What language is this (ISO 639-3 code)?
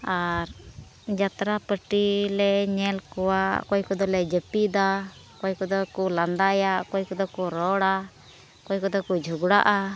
sat